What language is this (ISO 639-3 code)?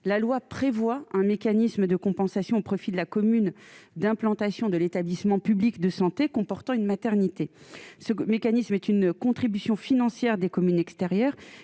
fra